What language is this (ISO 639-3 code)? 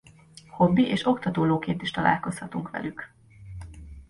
hun